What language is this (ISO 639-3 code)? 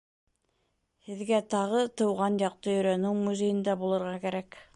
bak